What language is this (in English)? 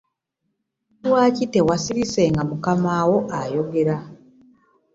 Ganda